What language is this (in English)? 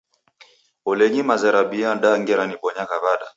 Taita